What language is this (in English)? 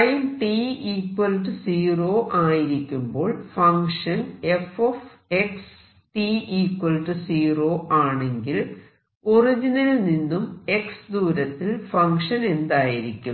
Malayalam